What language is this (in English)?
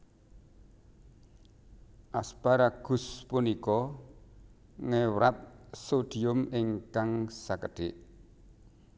Javanese